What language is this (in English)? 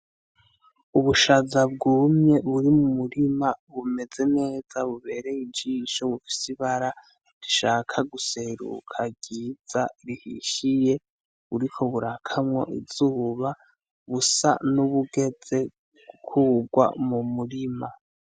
Rundi